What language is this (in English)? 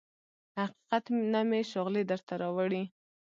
Pashto